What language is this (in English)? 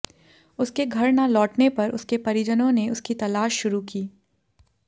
Hindi